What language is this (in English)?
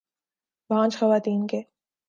Urdu